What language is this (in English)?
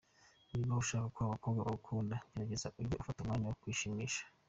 Kinyarwanda